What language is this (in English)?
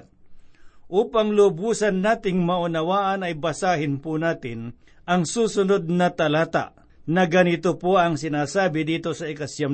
Filipino